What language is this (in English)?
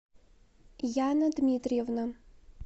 Russian